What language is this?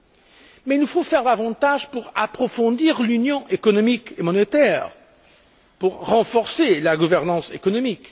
French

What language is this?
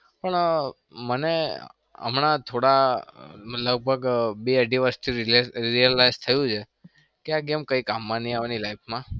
Gujarati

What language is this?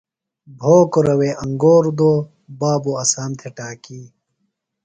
Phalura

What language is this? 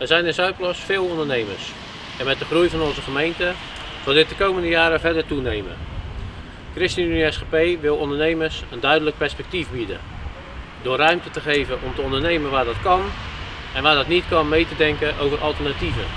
Dutch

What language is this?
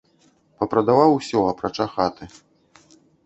Belarusian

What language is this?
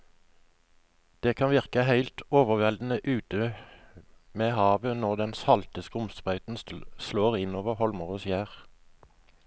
Norwegian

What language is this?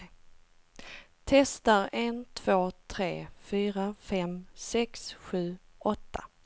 Swedish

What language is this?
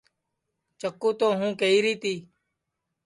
Sansi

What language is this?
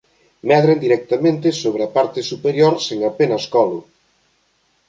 Galician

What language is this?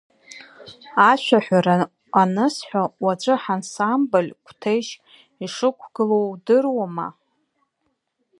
Abkhazian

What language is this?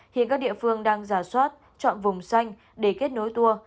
Vietnamese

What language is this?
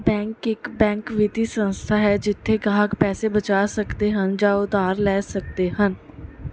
Punjabi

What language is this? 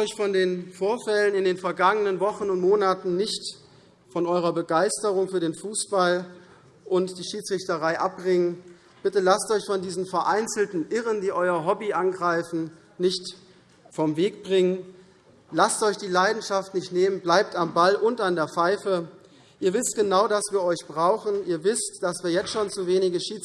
German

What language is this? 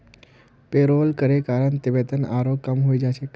Magahi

